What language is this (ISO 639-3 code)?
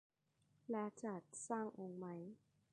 tha